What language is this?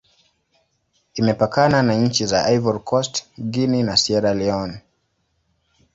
Swahili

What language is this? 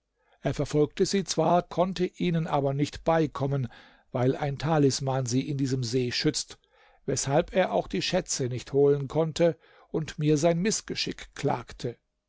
German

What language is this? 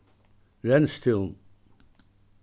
Faroese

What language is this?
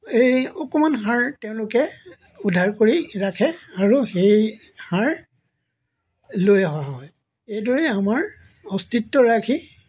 Assamese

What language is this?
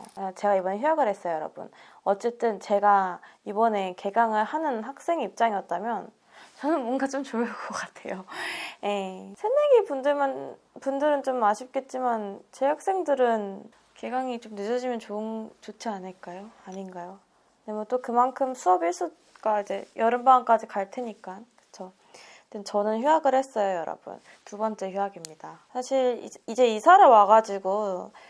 Korean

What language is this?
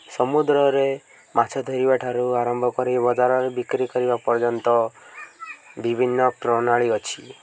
Odia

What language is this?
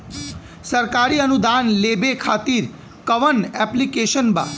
Bhojpuri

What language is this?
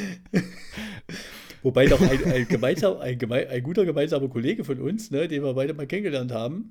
German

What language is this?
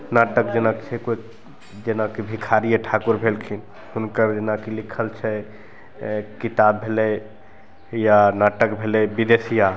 Maithili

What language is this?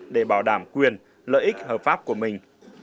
Vietnamese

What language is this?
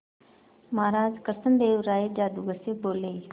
Hindi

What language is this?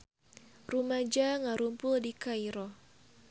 Sundanese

